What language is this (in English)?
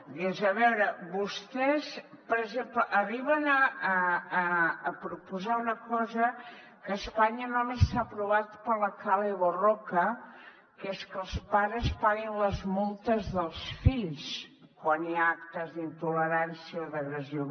Catalan